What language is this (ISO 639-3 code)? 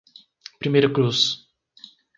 por